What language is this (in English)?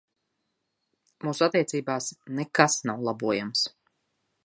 Latvian